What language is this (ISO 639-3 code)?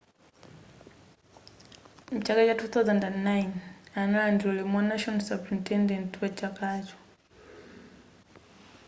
nya